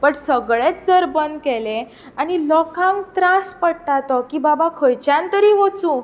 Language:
Konkani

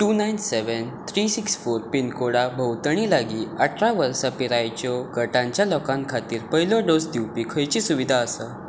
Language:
Konkani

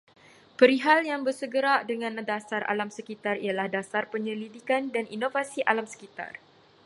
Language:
Malay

